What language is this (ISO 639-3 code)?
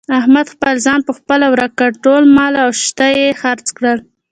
pus